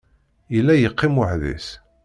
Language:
Kabyle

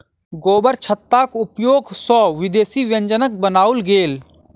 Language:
Maithili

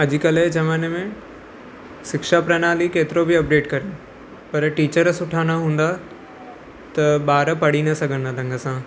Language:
Sindhi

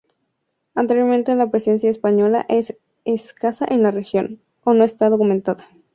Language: Spanish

